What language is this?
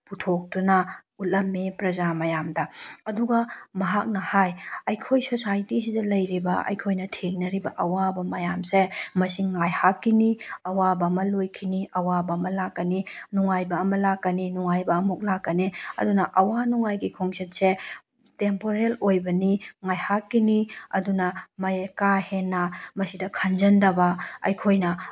Manipuri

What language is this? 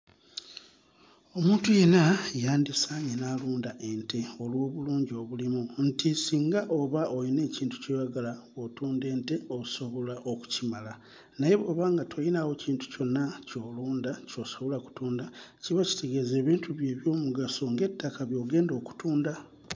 Ganda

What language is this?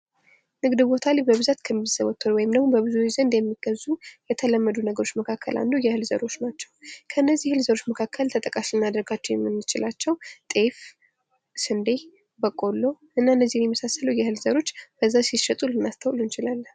Amharic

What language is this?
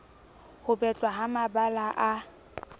Southern Sotho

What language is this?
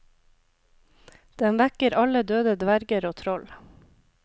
Norwegian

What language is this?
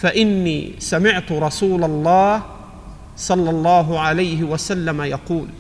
Arabic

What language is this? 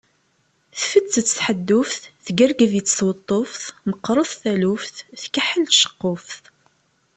Kabyle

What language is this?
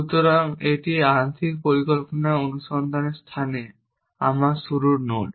Bangla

